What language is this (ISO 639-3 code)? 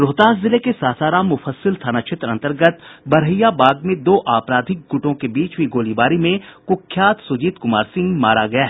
hin